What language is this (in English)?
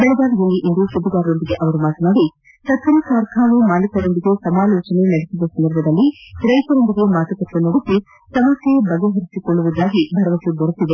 Kannada